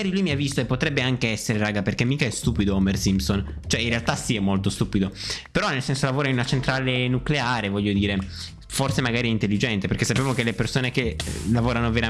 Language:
Italian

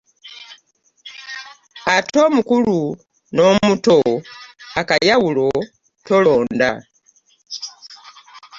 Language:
Ganda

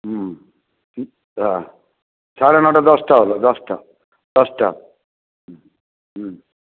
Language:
Bangla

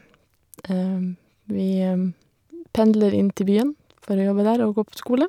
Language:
Norwegian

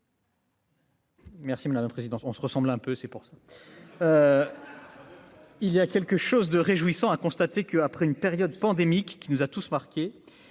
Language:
French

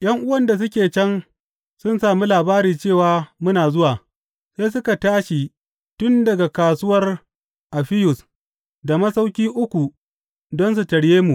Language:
Hausa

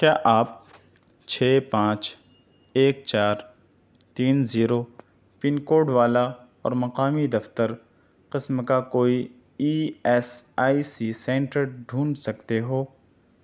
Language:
Urdu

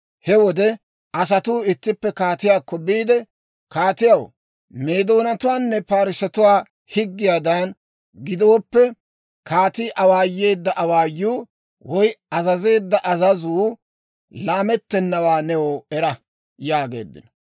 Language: Dawro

